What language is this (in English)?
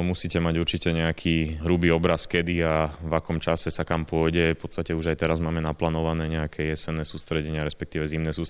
Slovak